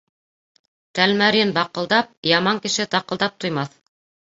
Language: Bashkir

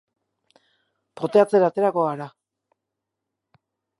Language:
Basque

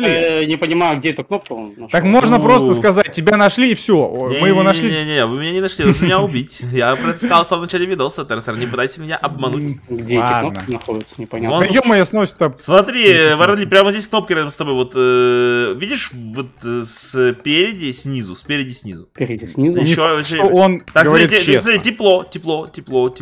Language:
Russian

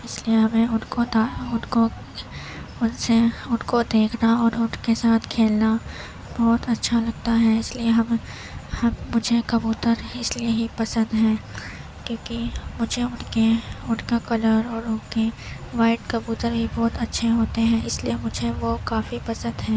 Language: Urdu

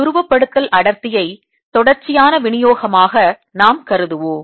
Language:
Tamil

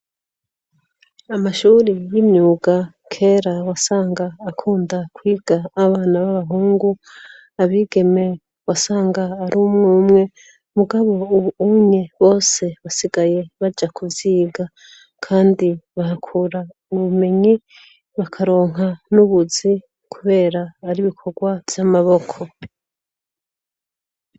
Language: Rundi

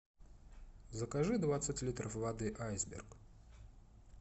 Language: Russian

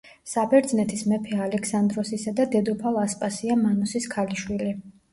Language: Georgian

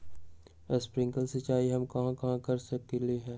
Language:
Magahi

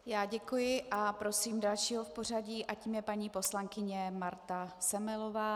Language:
Czech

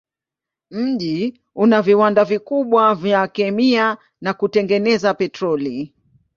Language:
Swahili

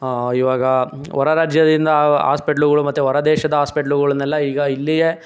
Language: Kannada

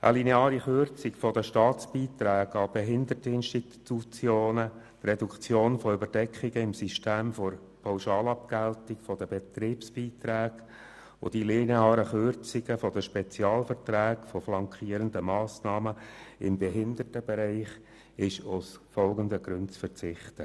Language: Swiss German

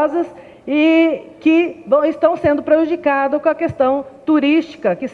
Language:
Portuguese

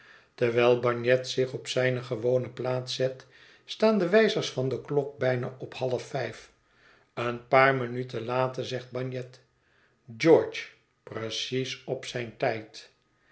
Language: Dutch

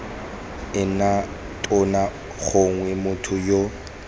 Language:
Tswana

